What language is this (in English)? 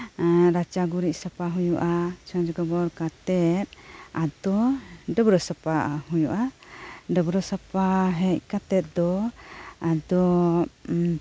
Santali